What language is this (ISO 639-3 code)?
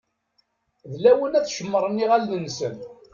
kab